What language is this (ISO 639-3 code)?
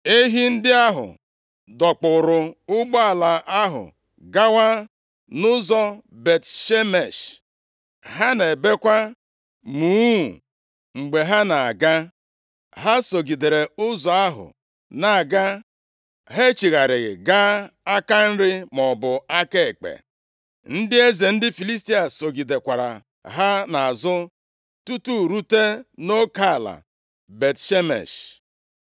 ibo